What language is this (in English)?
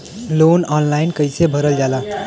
Bhojpuri